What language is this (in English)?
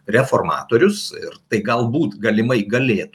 Lithuanian